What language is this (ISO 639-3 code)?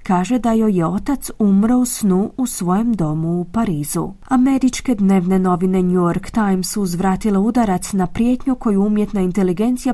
hrv